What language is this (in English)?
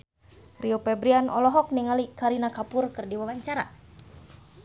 Sundanese